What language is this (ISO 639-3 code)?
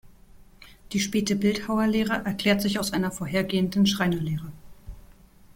deu